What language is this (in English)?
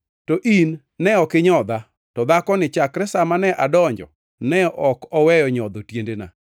Luo (Kenya and Tanzania)